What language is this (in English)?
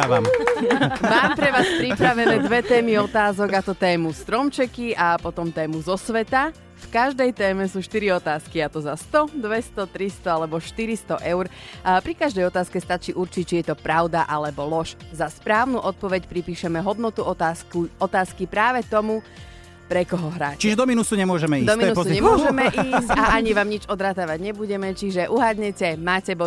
Slovak